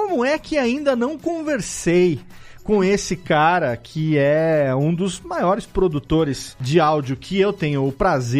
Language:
Portuguese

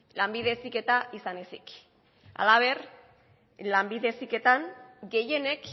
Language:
Basque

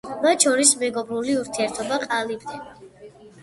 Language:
Georgian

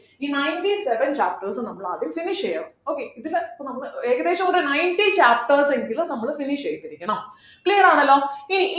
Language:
Malayalam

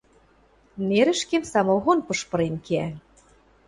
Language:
Western Mari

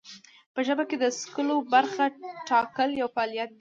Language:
Pashto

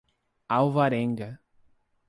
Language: Portuguese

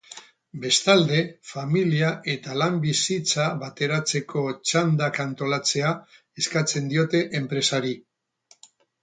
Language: Basque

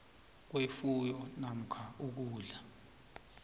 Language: South Ndebele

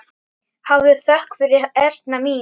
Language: Icelandic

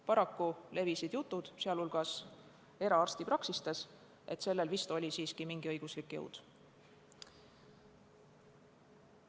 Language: Estonian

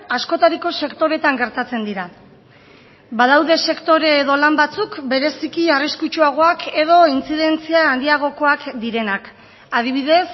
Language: Basque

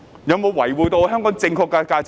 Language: Cantonese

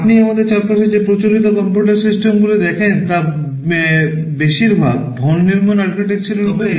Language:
Bangla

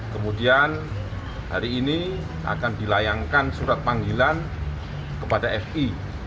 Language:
Indonesian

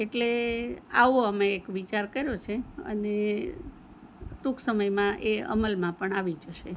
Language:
Gujarati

